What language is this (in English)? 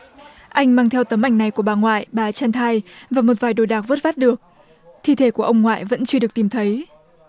Vietnamese